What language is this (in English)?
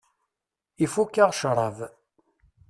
Kabyle